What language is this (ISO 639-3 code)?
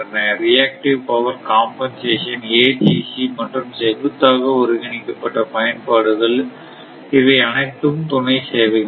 tam